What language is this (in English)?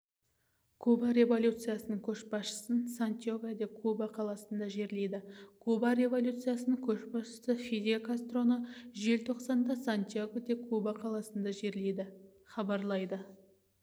Kazakh